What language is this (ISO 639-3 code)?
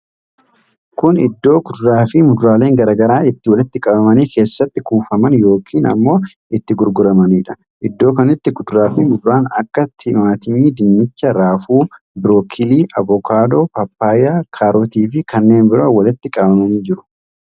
orm